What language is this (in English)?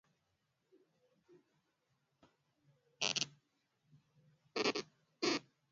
Swahili